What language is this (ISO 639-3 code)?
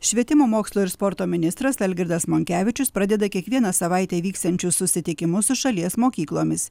lit